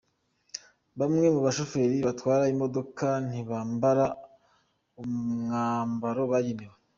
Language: Kinyarwanda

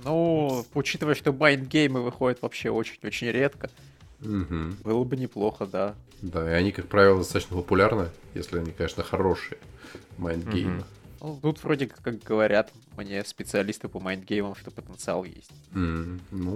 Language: Russian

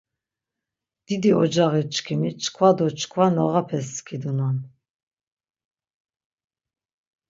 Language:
Laz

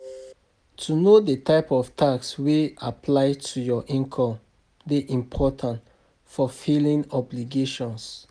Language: Nigerian Pidgin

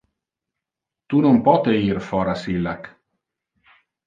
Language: Interlingua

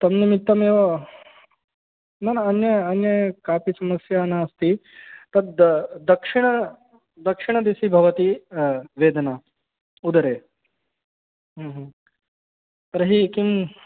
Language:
Sanskrit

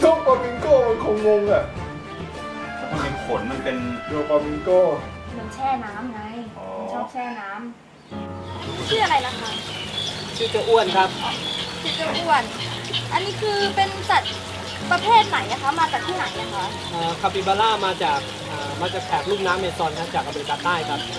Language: Thai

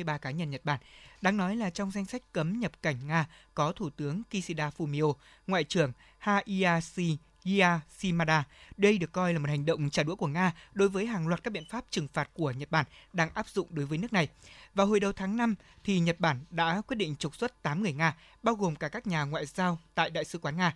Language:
Vietnamese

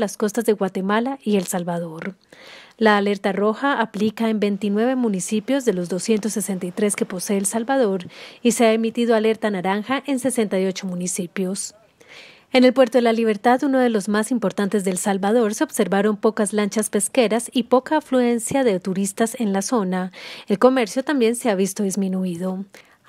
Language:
Spanish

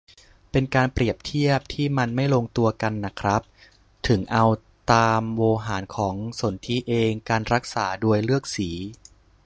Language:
Thai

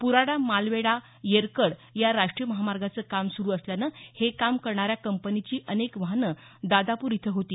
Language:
Marathi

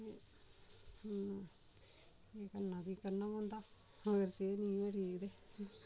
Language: Dogri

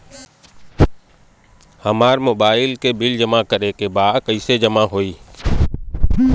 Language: Bhojpuri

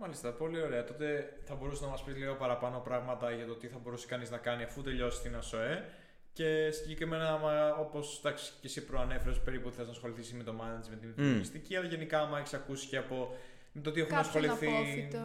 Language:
Greek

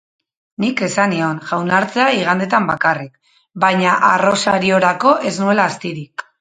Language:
Basque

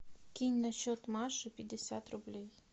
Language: Russian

